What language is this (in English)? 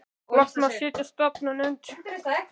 Icelandic